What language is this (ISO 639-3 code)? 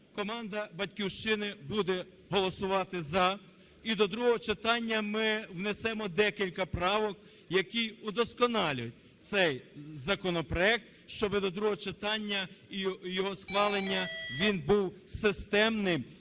ukr